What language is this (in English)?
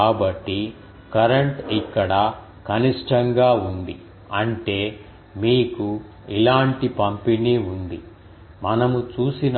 Telugu